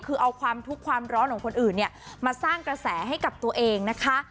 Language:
Thai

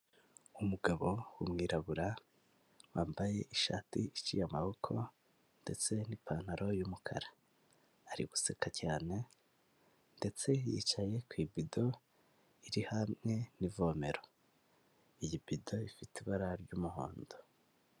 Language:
Kinyarwanda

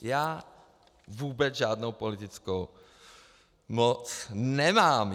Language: Czech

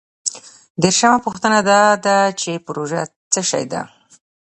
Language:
Pashto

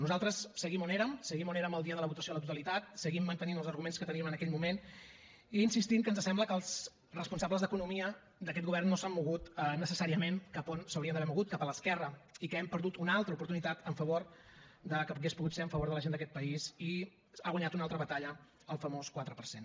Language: Catalan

